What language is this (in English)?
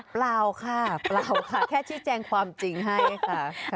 Thai